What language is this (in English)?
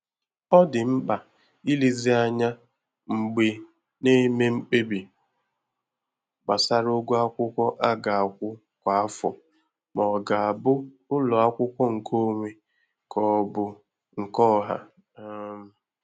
Igbo